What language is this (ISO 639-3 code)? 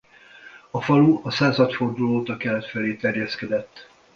hun